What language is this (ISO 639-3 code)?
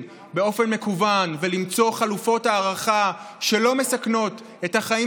heb